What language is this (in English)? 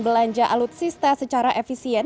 Indonesian